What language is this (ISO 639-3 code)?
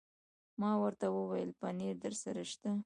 pus